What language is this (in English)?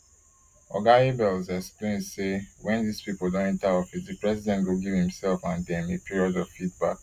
Nigerian Pidgin